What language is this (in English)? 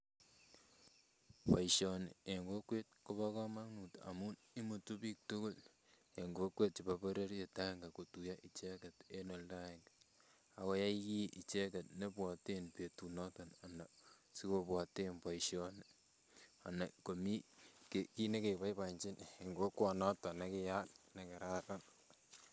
Kalenjin